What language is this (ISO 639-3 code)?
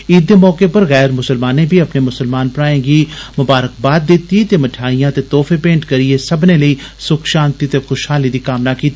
doi